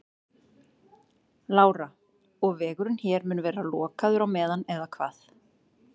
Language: Icelandic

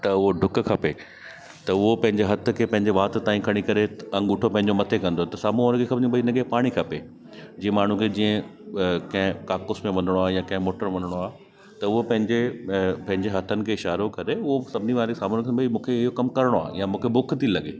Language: Sindhi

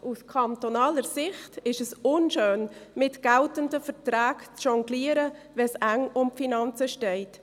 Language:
Swiss German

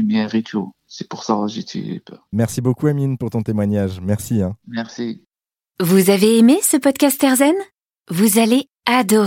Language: French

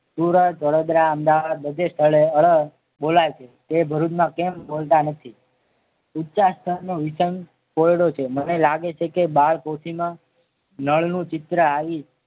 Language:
Gujarati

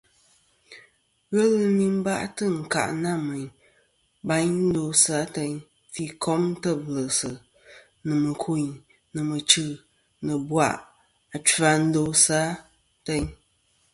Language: Kom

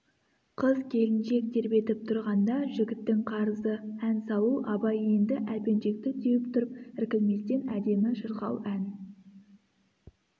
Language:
Kazakh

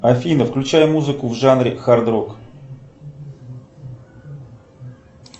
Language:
Russian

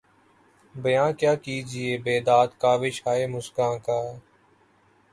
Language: Urdu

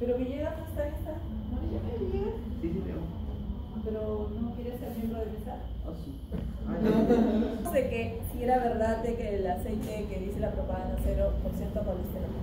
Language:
Spanish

